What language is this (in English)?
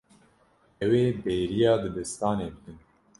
Kurdish